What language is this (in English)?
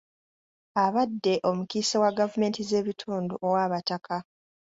Ganda